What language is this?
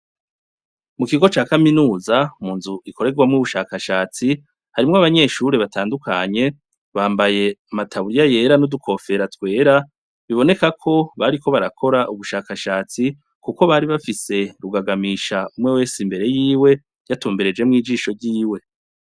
Rundi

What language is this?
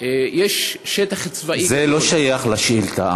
Hebrew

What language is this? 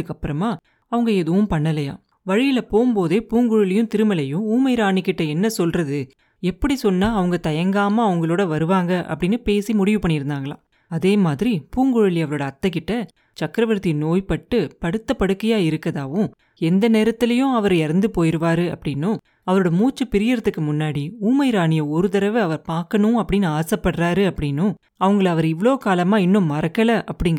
Tamil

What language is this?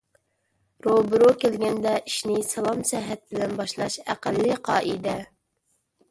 Uyghur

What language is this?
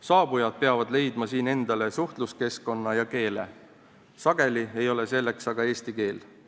Estonian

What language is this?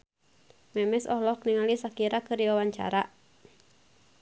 Sundanese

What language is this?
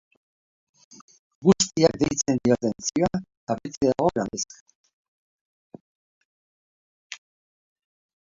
Basque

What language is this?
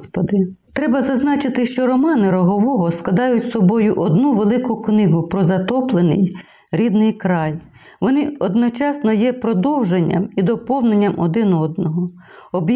Ukrainian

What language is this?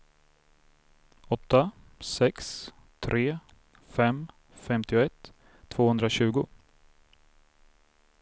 Swedish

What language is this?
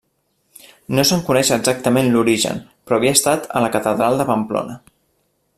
Catalan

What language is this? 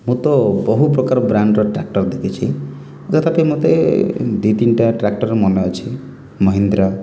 Odia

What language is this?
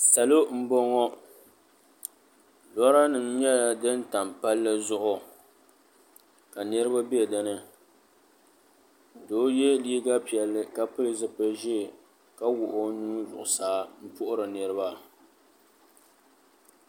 Dagbani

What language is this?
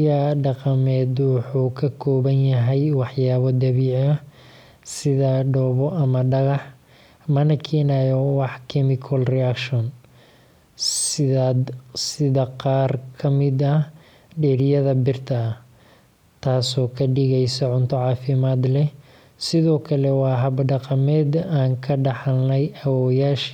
Somali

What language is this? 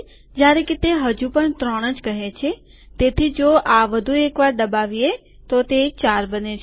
Gujarati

